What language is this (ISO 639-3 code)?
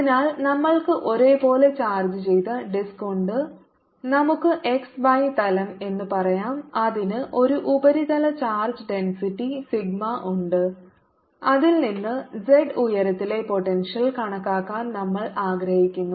mal